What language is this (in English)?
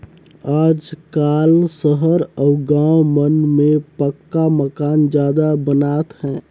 Chhattisgarhi